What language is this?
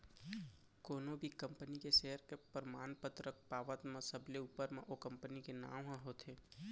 Chhattisgarhi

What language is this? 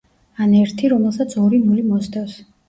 Georgian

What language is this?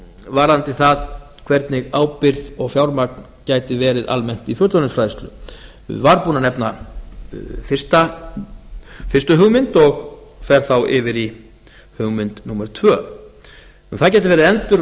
Icelandic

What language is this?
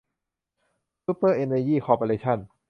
Thai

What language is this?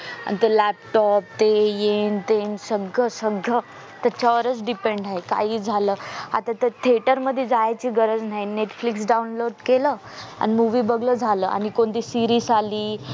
Marathi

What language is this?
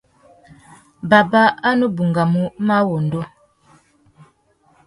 Tuki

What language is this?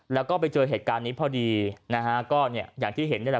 Thai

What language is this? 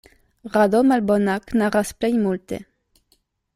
Esperanto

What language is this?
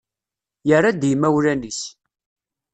Kabyle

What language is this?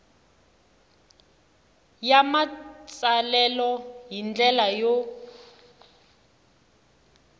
Tsonga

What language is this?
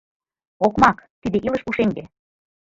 Mari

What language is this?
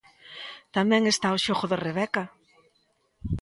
Galician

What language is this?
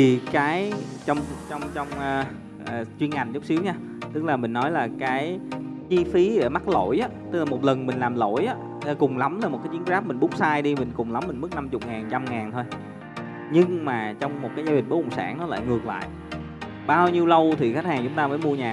Vietnamese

